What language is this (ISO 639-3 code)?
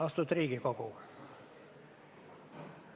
est